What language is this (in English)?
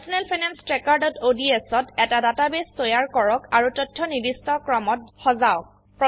Assamese